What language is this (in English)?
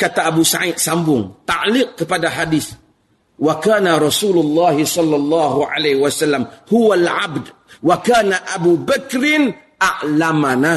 Malay